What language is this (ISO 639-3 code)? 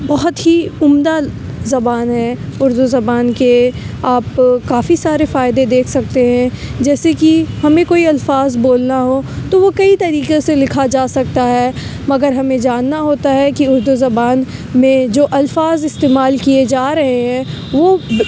urd